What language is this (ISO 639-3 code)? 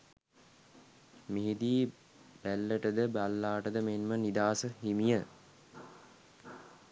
sin